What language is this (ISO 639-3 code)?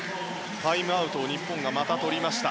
jpn